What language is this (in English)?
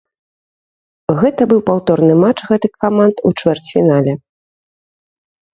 Belarusian